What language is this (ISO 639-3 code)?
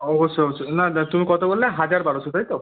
ben